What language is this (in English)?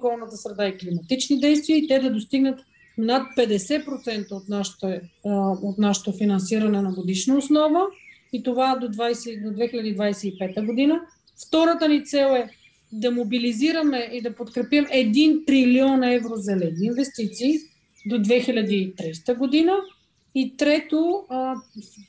Bulgarian